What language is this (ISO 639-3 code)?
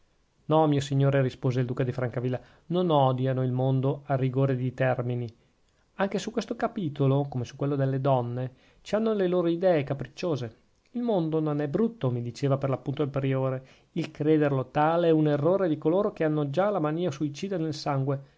ita